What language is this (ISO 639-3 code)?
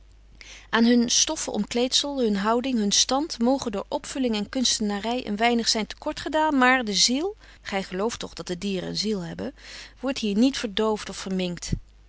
nld